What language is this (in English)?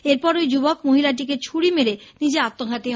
Bangla